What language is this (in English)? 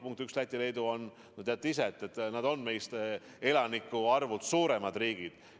Estonian